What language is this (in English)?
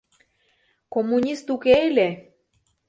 Mari